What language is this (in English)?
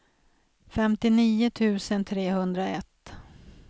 Swedish